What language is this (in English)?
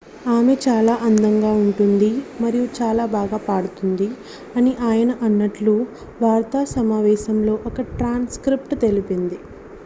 Telugu